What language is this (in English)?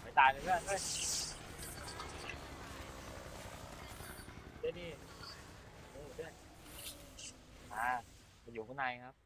Thai